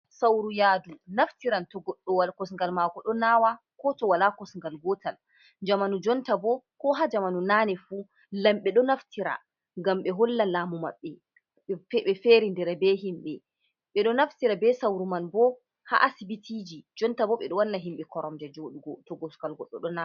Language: Fula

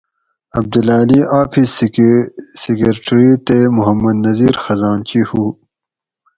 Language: Gawri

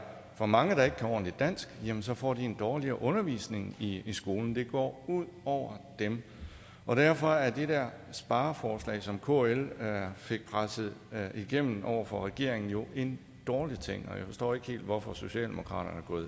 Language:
Danish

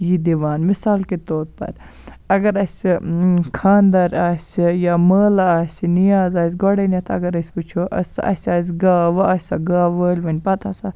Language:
Kashmiri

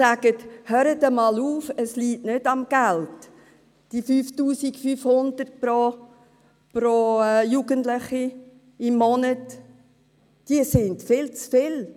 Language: Swiss German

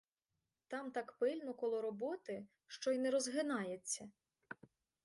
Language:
Ukrainian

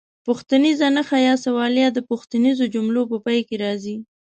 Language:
Pashto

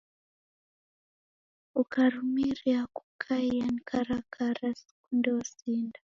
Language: Taita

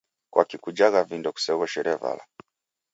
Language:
Taita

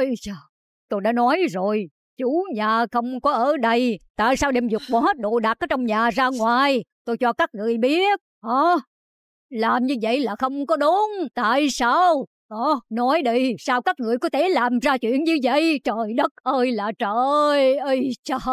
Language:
Vietnamese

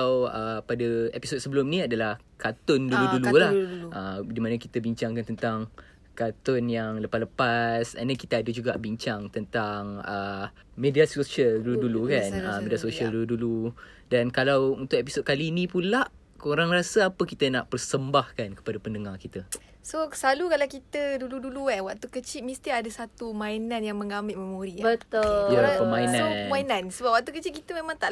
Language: Malay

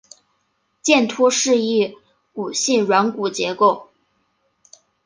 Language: Chinese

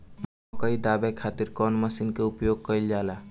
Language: Bhojpuri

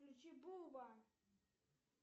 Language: Russian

